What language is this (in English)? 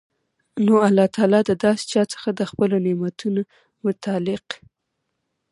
Pashto